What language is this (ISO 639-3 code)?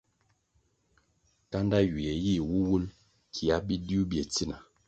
nmg